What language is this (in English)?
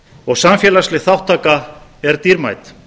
Icelandic